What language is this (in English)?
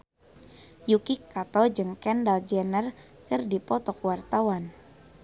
Sundanese